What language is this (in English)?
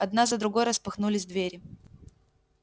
Russian